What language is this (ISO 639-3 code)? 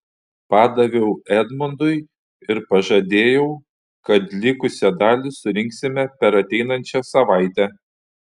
lit